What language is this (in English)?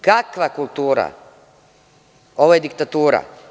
Serbian